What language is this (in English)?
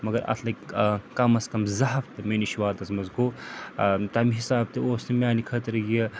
Kashmiri